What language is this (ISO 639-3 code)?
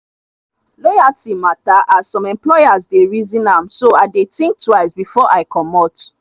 pcm